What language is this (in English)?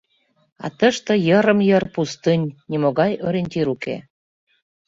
Mari